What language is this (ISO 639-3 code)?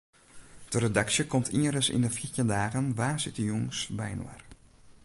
fry